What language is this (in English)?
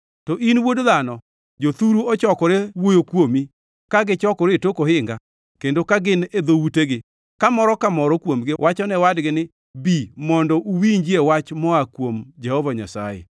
Luo (Kenya and Tanzania)